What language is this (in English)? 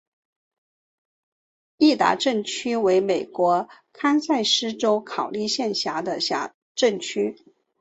Chinese